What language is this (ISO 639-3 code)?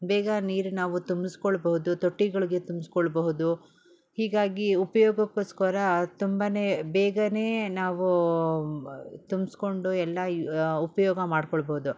kan